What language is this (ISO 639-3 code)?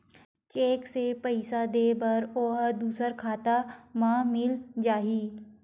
hne